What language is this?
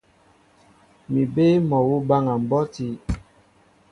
Mbo (Cameroon)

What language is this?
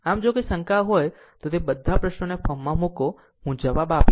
Gujarati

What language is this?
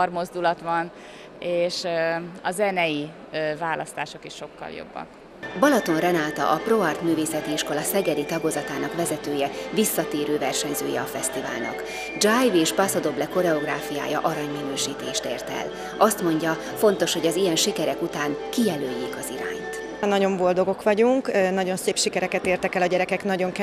Hungarian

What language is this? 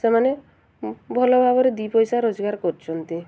Odia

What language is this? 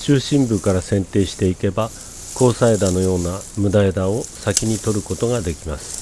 Japanese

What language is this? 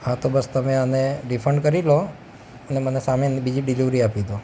Gujarati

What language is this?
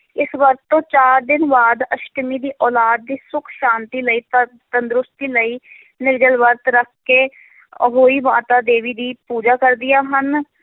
Punjabi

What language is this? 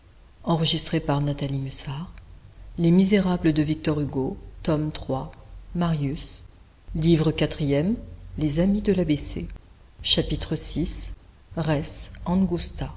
French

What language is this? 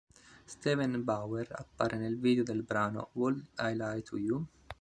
Italian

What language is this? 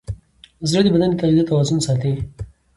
Pashto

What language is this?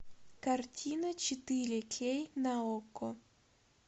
Russian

